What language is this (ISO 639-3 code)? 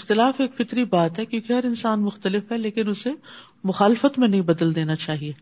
urd